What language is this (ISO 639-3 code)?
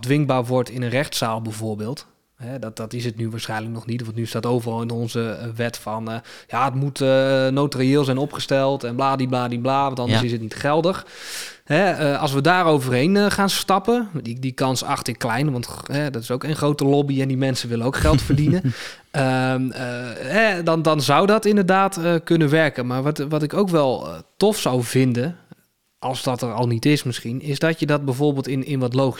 nld